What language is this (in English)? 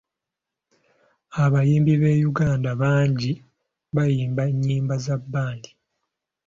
Ganda